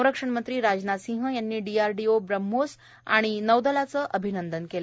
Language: Marathi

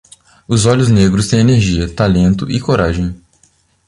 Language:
Portuguese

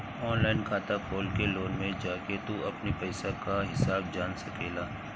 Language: Bhojpuri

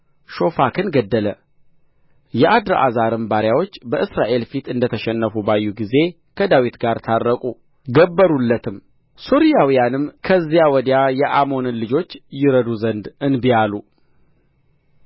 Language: Amharic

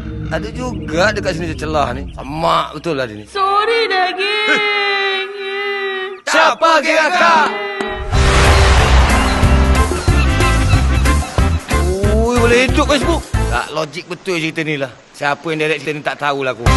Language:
Malay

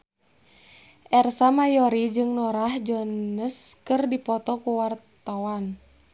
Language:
Sundanese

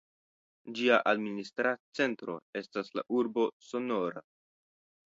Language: Esperanto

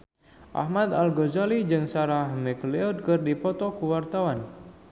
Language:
Sundanese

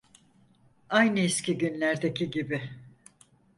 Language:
Turkish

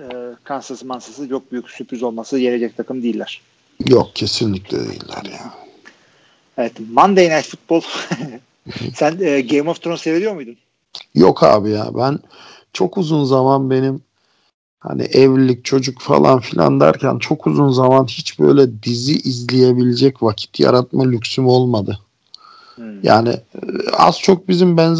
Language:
Turkish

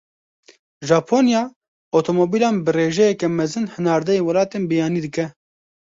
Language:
Kurdish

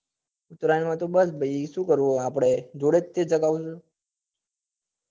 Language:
Gujarati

